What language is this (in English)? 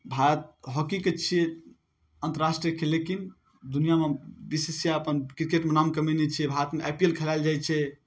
Maithili